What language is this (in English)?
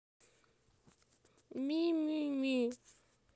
Russian